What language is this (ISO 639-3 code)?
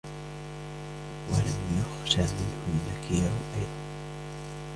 ara